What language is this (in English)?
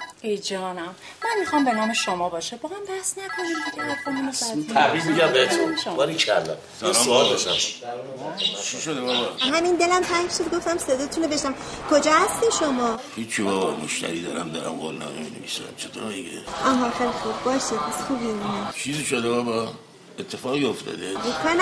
Persian